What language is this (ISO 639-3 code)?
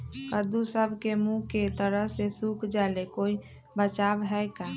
mag